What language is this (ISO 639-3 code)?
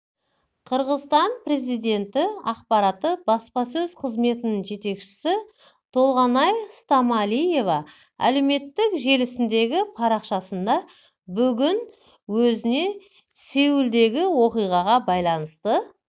kaz